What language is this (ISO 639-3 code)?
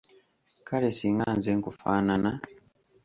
lug